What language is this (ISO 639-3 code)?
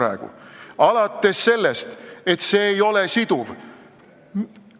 est